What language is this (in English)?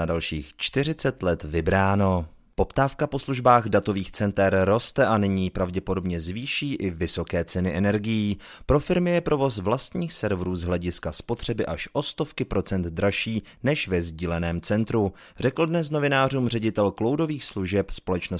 Czech